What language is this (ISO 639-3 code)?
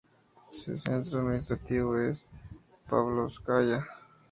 spa